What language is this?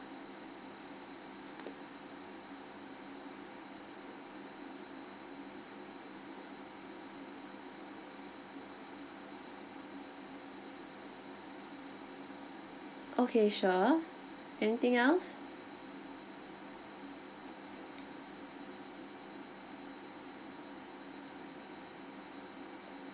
English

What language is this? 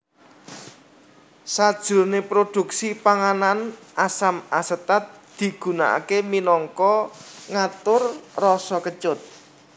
Javanese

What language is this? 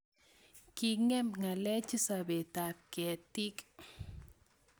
Kalenjin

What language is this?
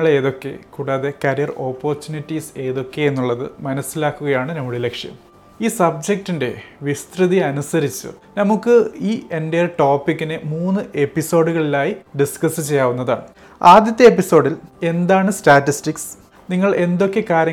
Malayalam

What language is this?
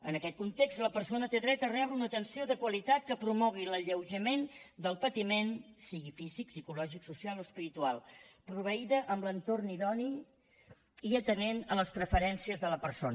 Catalan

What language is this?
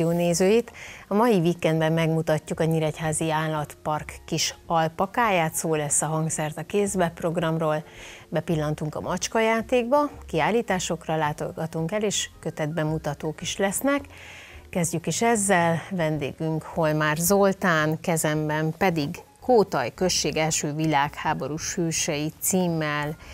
Hungarian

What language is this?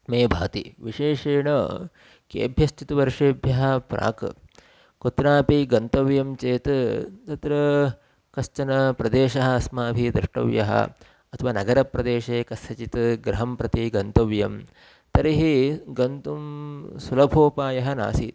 Sanskrit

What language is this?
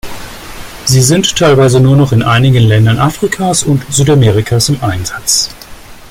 German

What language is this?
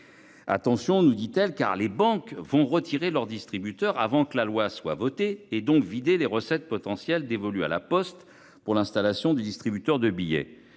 French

